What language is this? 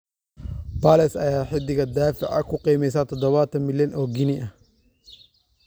Somali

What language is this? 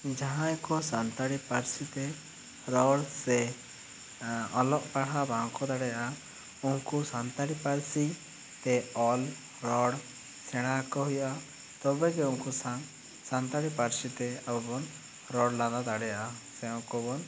Santali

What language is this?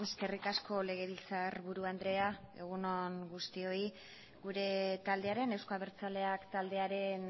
Basque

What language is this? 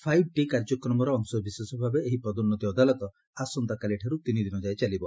Odia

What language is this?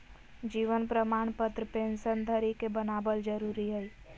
Magahi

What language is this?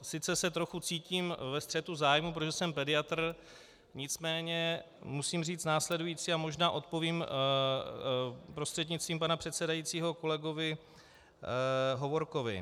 Czech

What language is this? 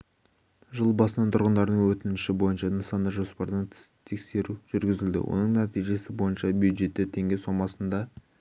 Kazakh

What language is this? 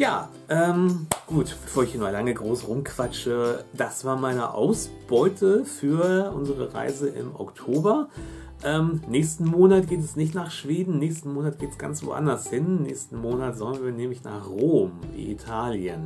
German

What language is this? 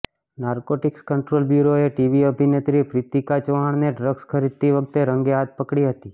Gujarati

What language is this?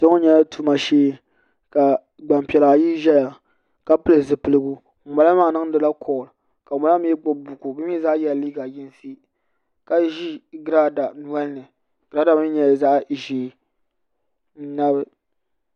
Dagbani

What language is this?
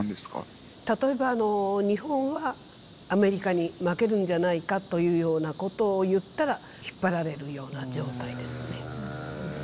Japanese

